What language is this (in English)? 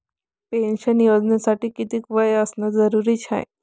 Marathi